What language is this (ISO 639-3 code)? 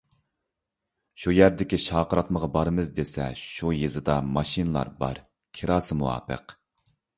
uig